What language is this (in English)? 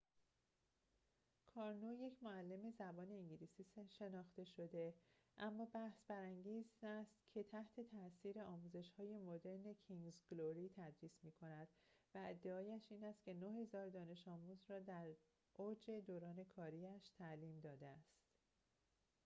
Persian